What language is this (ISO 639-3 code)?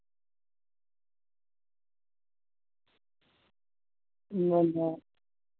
doi